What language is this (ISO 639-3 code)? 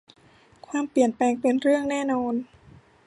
tha